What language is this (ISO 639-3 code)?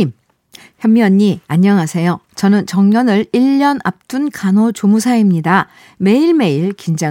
kor